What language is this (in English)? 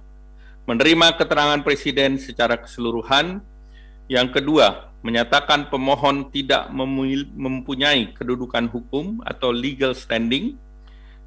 Indonesian